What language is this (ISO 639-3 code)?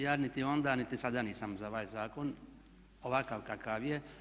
hrv